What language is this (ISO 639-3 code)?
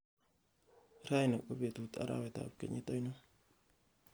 kln